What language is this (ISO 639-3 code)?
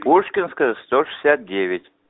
rus